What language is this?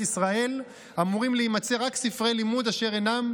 Hebrew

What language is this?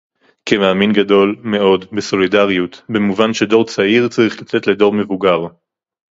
Hebrew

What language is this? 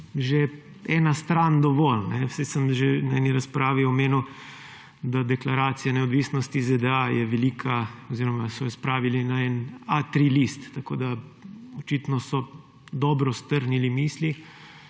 Slovenian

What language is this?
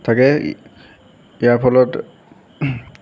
Assamese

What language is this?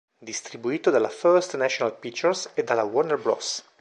Italian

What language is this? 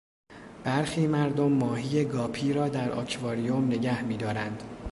Persian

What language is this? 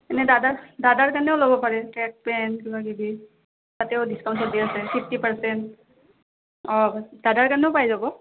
Assamese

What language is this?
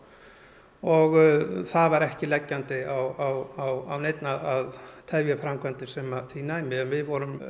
Icelandic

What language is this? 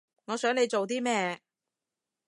Cantonese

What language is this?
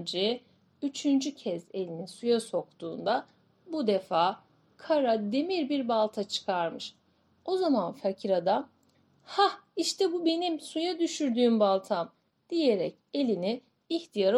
Turkish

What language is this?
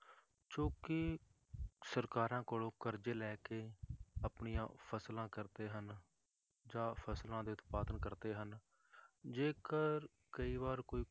Punjabi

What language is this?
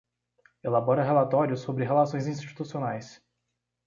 Portuguese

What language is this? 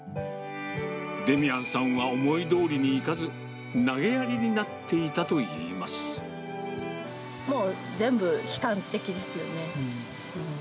Japanese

